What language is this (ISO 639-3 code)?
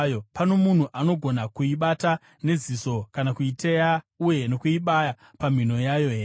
sna